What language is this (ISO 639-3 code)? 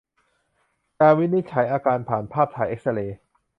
tha